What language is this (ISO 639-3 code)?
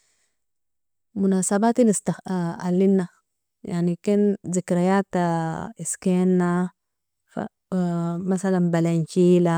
fia